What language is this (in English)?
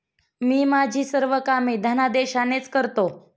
Marathi